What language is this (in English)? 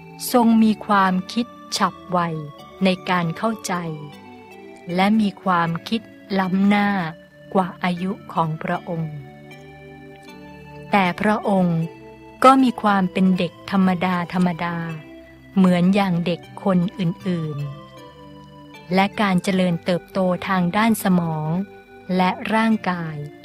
Thai